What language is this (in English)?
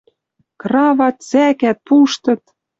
Western Mari